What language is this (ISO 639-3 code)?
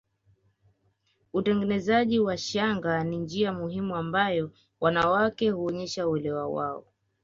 swa